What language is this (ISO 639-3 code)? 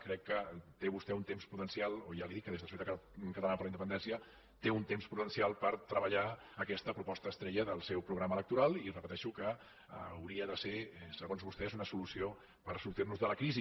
cat